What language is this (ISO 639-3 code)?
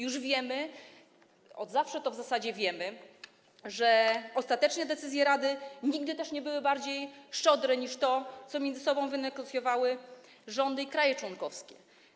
pol